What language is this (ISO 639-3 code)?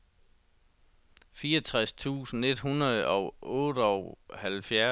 dan